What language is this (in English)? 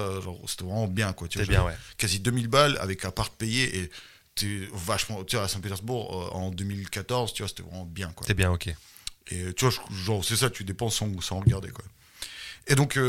French